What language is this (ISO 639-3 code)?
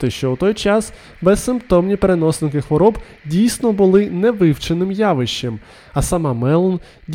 ukr